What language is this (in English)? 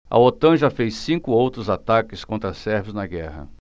Portuguese